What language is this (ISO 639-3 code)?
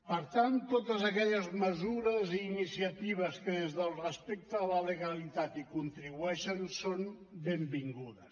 cat